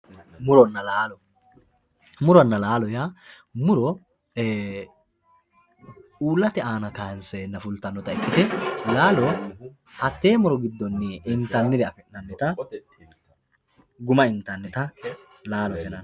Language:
Sidamo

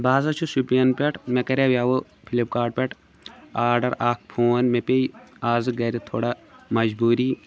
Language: Kashmiri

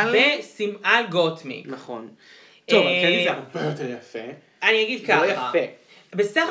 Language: Hebrew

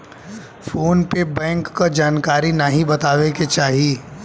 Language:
Bhojpuri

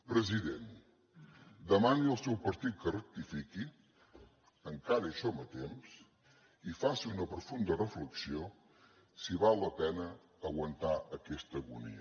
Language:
Catalan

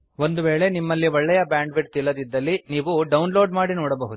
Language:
Kannada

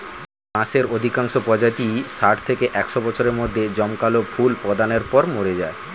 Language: Bangla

